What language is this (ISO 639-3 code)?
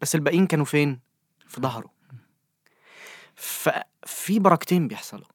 ara